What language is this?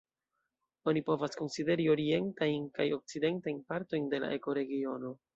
Esperanto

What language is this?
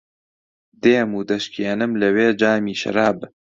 Central Kurdish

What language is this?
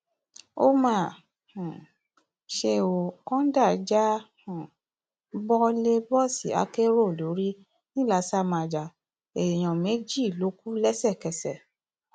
Yoruba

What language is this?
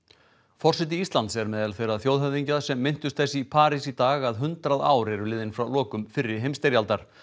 Icelandic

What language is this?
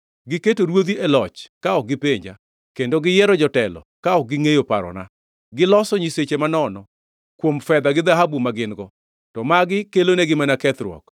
Luo (Kenya and Tanzania)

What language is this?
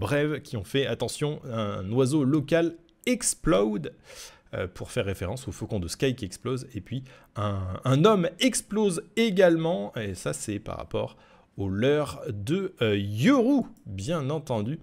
French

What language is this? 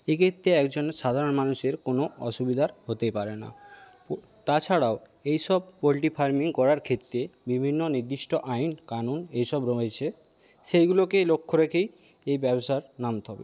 Bangla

